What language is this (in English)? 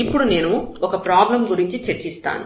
Telugu